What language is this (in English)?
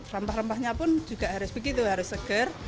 Indonesian